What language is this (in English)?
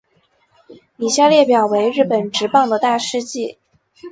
Chinese